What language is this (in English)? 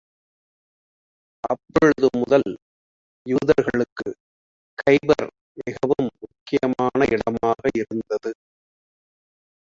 Tamil